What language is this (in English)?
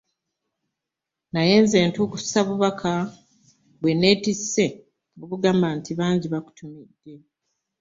Ganda